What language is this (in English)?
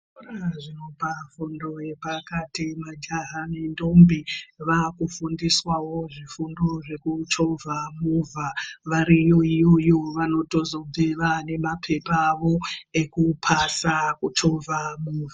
Ndau